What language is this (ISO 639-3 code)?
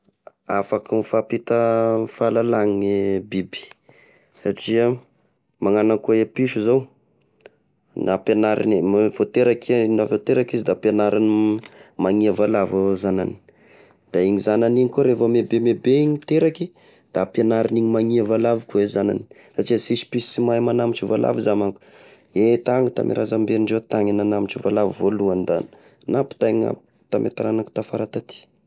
tkg